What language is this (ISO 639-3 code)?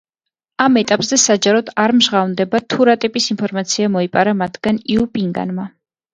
kat